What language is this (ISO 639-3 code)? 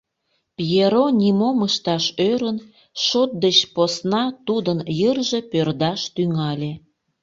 chm